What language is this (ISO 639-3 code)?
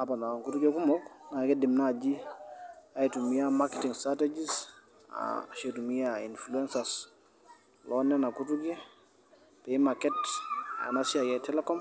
mas